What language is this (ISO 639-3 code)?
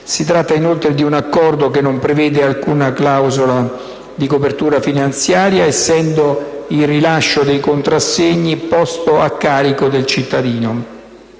ita